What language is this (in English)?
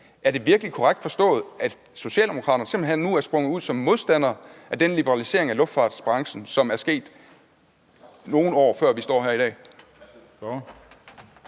Danish